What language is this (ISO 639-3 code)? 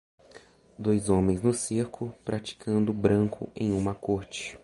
por